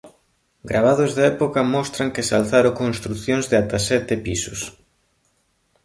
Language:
Galician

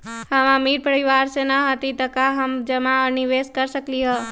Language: Magahi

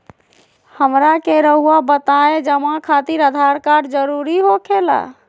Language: Magahi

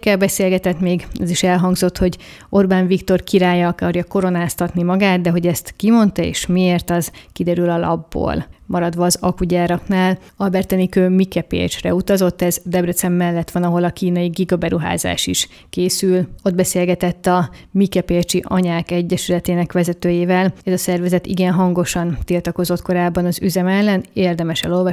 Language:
Hungarian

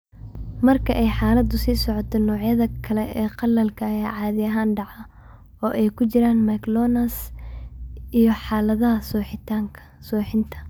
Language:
Somali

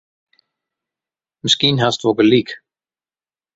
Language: Western Frisian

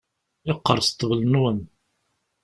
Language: Kabyle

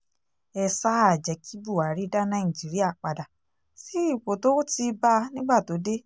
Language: Yoruba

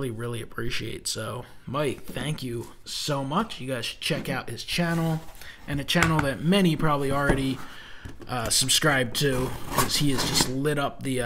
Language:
English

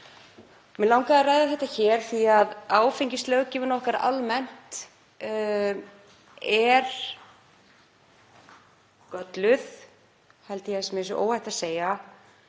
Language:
Icelandic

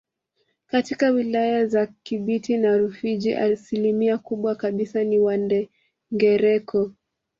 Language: Swahili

